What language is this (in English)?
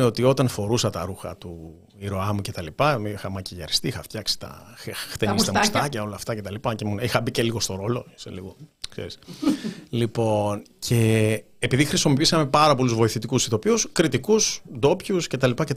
Greek